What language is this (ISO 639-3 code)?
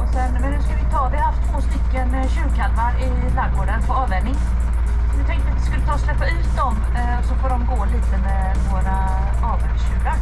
swe